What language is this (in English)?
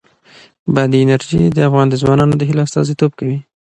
Pashto